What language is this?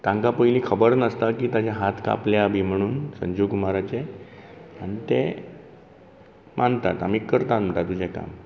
Konkani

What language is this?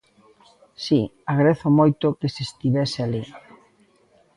Galician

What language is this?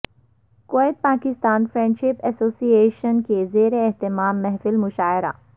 Urdu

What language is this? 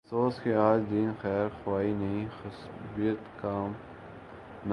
Urdu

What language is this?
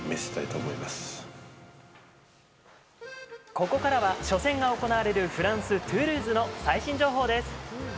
Japanese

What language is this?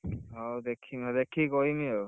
Odia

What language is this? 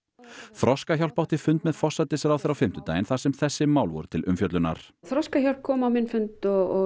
Icelandic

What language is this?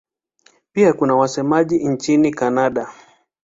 Swahili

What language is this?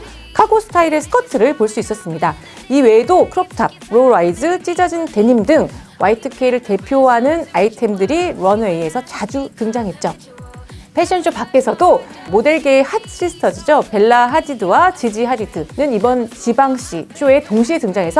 Korean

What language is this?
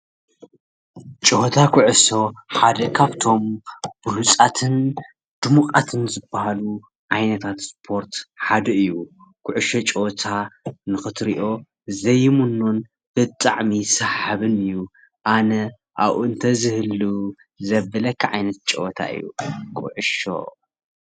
Tigrinya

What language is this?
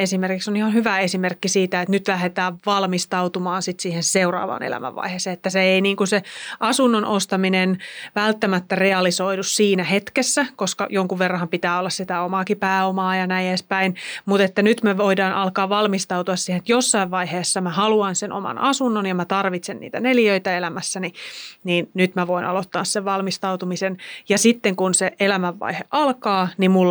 Finnish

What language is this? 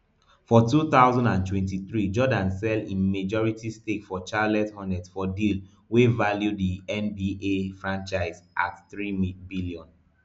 Nigerian Pidgin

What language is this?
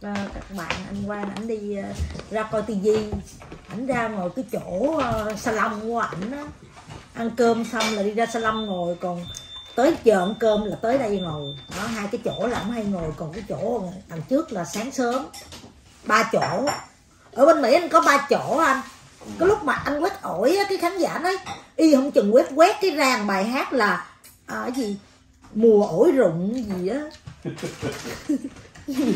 Vietnamese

